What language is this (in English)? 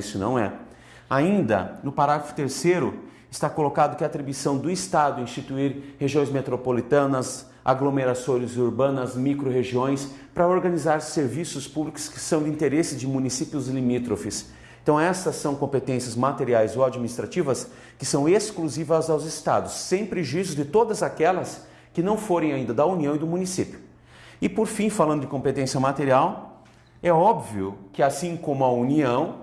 Portuguese